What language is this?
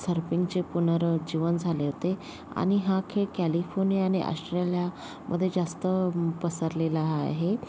Marathi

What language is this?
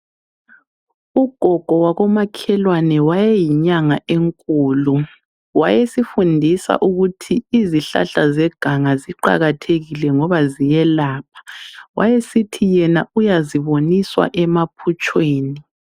North Ndebele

